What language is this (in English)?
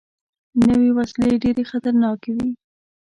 Pashto